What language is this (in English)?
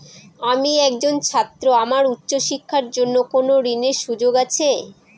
Bangla